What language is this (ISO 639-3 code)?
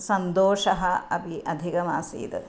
san